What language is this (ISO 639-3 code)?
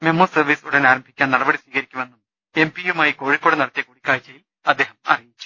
mal